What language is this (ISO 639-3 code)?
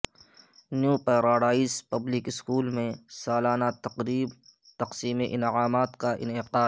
urd